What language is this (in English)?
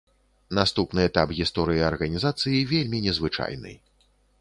Belarusian